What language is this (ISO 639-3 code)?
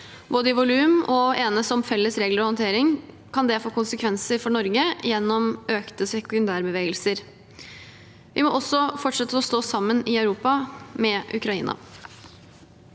nor